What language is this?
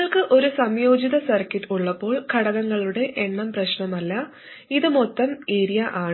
Malayalam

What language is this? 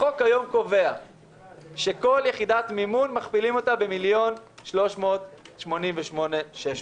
Hebrew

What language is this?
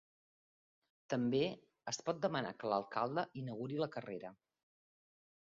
Catalan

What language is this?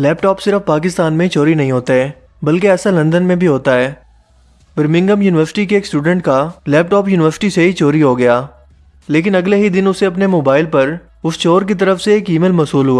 Urdu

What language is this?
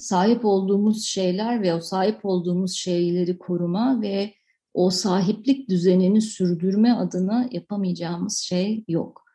Turkish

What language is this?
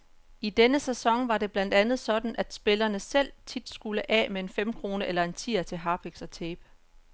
Danish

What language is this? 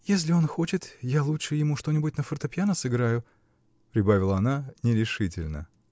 Russian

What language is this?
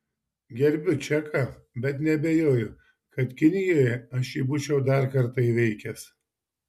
Lithuanian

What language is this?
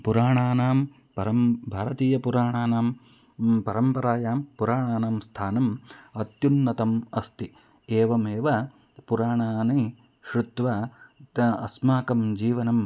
Sanskrit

